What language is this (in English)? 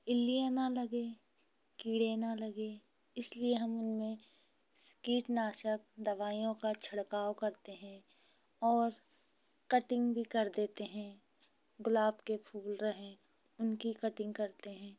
Hindi